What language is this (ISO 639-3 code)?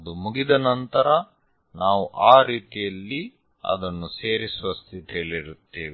kan